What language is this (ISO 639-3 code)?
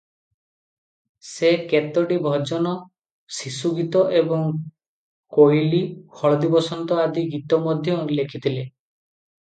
ori